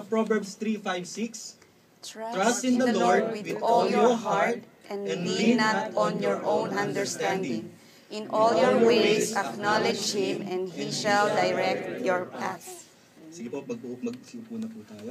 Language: Filipino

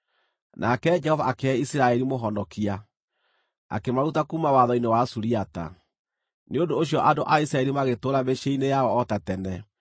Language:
Kikuyu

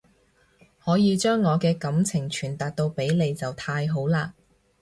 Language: Cantonese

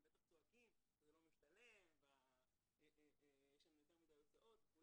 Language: Hebrew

